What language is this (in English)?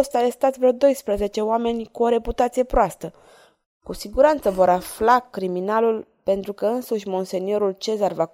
Romanian